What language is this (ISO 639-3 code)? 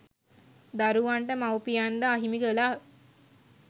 sin